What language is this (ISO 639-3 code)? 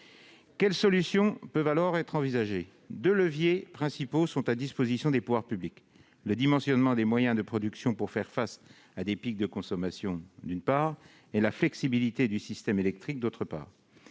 fra